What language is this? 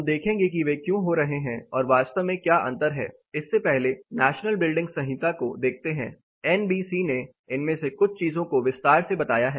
Hindi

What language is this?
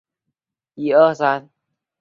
Chinese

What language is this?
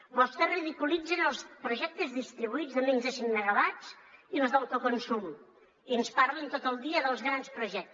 Catalan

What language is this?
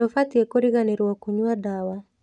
Kikuyu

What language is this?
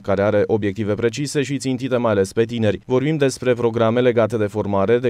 Romanian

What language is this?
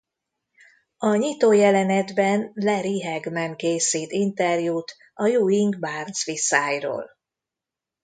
Hungarian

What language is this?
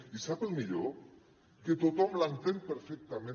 Catalan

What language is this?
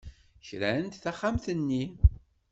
Kabyle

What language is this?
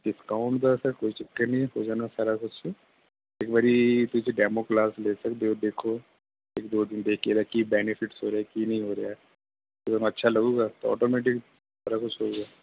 Punjabi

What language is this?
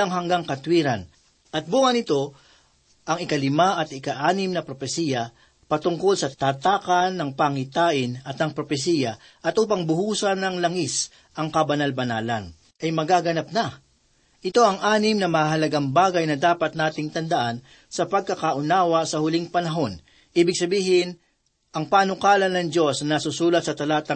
Filipino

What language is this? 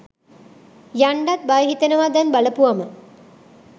Sinhala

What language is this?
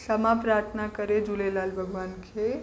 Sindhi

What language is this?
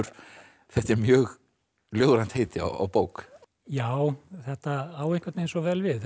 Icelandic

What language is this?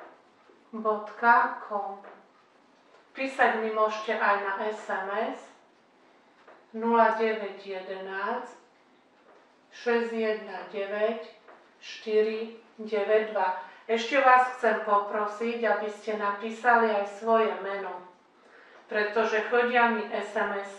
Polish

